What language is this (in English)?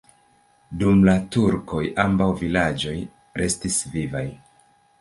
Esperanto